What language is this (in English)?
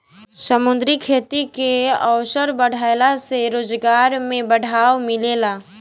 Bhojpuri